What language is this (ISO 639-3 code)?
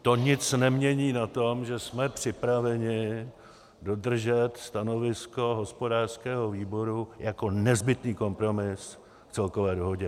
ces